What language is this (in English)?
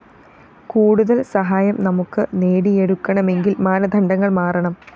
Malayalam